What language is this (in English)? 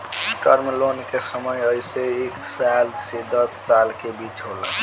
Bhojpuri